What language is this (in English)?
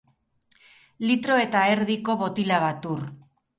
Basque